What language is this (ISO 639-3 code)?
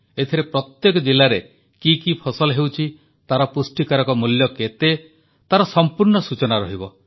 ori